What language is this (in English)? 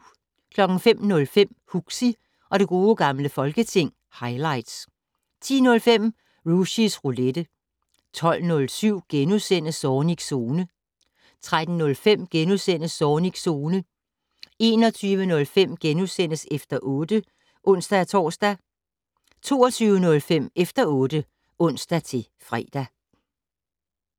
Danish